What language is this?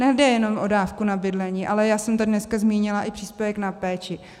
Czech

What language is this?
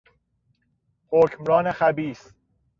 Persian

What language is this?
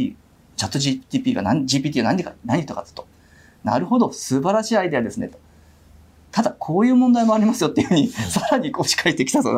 Japanese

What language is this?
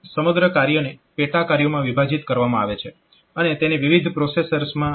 Gujarati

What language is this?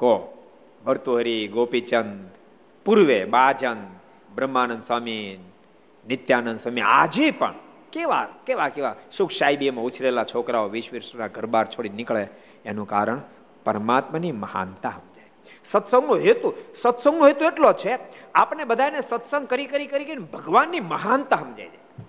Gujarati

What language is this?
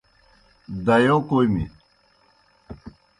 Kohistani Shina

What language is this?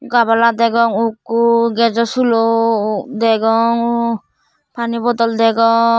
Chakma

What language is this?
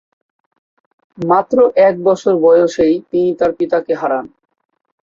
Bangla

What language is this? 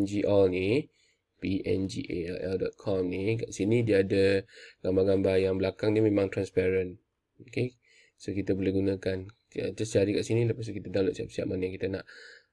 Malay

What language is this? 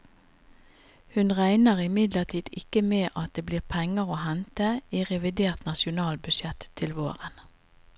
Norwegian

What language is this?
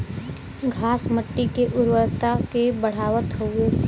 Bhojpuri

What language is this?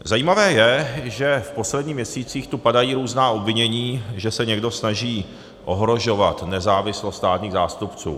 Czech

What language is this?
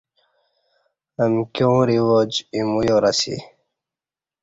Kati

